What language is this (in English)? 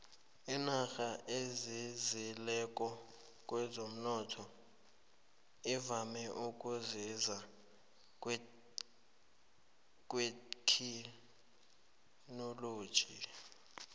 South Ndebele